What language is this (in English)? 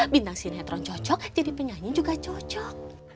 Indonesian